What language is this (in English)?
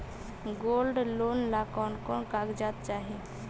Magahi